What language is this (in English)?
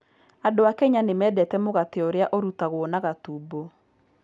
Kikuyu